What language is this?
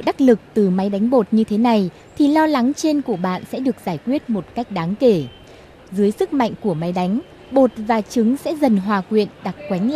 Vietnamese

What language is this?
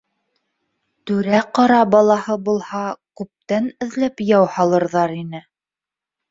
Bashkir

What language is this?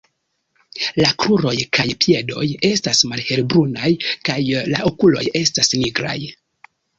Esperanto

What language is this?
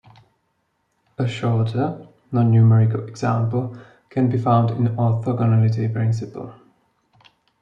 English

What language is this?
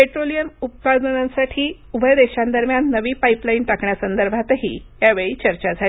Marathi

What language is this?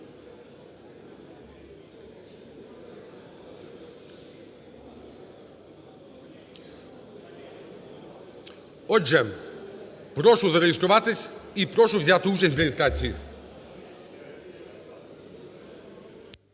Ukrainian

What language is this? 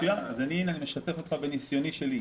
Hebrew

